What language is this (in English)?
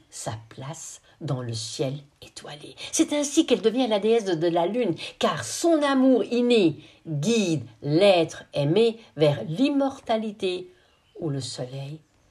French